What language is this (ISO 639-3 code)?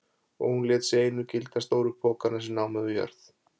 isl